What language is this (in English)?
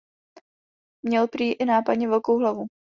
Czech